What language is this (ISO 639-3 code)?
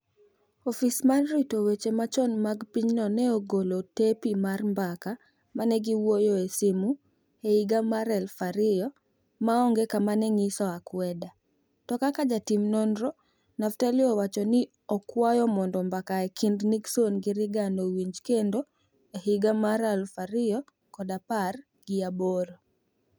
luo